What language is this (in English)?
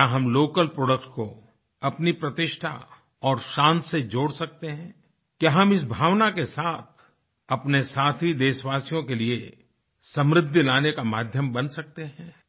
Hindi